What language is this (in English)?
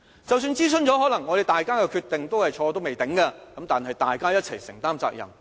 Cantonese